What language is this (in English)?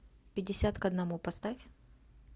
Russian